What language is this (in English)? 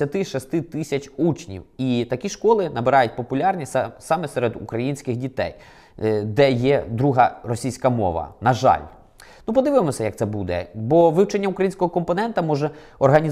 Ukrainian